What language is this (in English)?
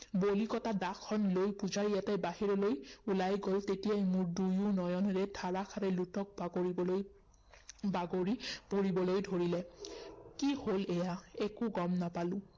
Assamese